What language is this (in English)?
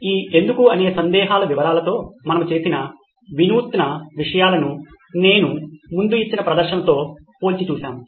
Telugu